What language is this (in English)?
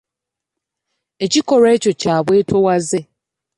Ganda